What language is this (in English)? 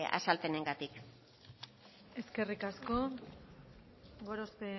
Basque